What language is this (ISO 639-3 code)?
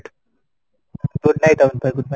ori